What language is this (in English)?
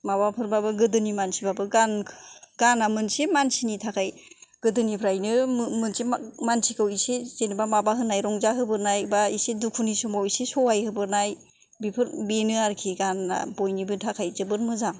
Bodo